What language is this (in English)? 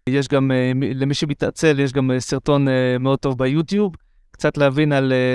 Hebrew